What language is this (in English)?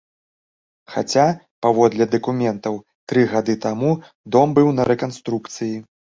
Belarusian